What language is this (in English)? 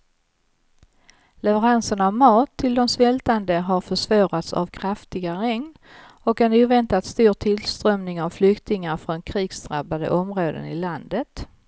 Swedish